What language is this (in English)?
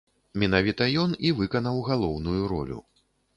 Belarusian